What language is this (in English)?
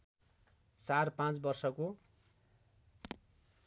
Nepali